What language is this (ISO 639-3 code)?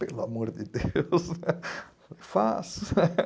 por